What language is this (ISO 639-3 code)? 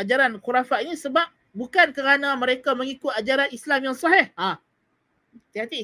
msa